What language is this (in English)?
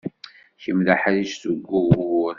Kabyle